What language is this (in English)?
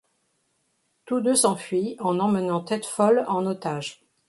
French